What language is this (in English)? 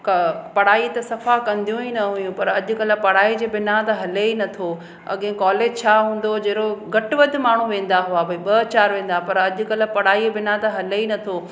Sindhi